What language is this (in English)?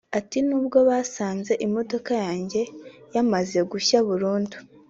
Kinyarwanda